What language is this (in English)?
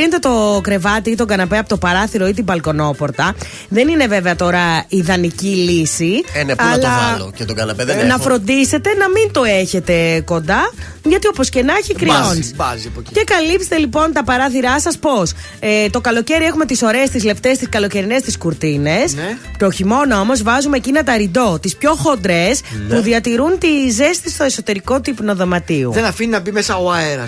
Greek